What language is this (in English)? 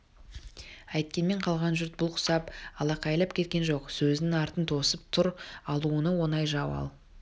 Kazakh